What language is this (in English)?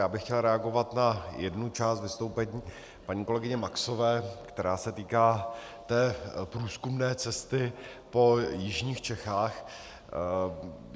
Czech